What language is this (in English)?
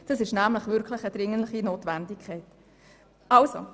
Swiss German